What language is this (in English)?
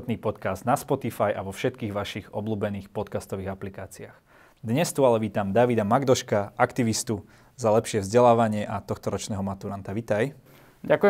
Slovak